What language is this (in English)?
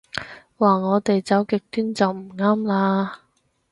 Cantonese